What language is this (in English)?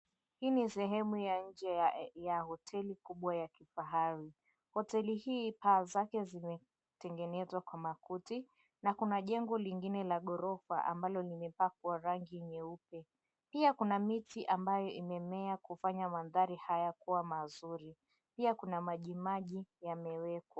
Swahili